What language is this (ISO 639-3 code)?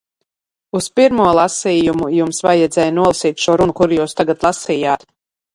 lav